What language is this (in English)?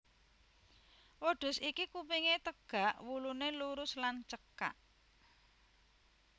Javanese